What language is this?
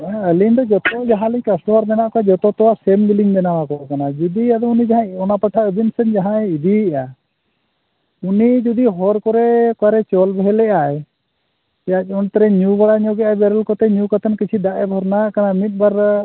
Santali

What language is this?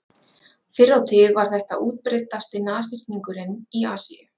Icelandic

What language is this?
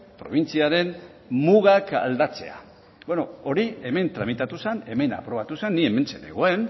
Basque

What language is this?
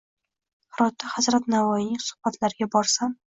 Uzbek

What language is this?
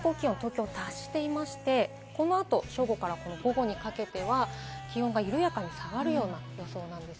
Japanese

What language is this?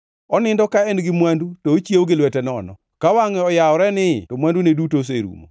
Luo (Kenya and Tanzania)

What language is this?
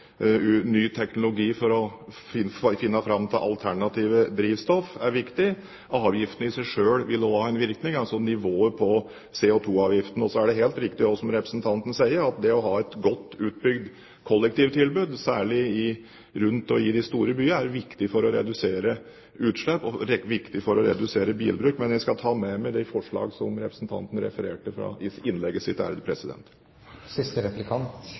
Norwegian Bokmål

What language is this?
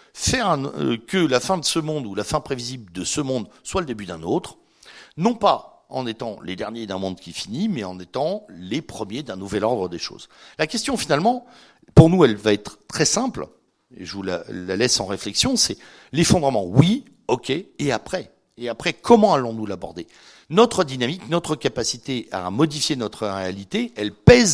French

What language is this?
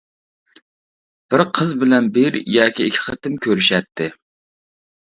Uyghur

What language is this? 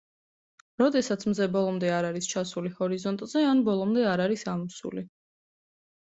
Georgian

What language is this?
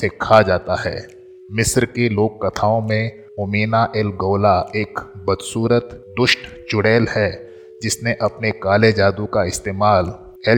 Hindi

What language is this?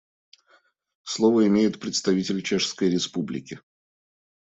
Russian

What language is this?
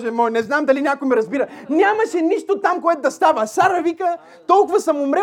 Bulgarian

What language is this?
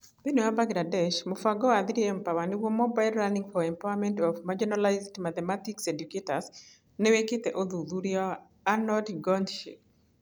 Kikuyu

